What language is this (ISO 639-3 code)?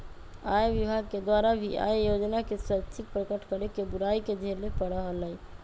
mag